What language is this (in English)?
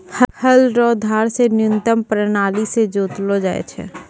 Maithili